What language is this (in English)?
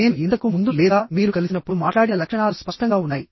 Telugu